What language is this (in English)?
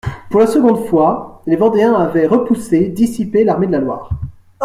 French